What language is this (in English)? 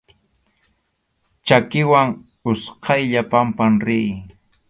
Arequipa-La Unión Quechua